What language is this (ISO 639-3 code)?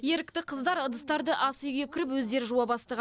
kaz